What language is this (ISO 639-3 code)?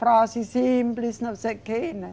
por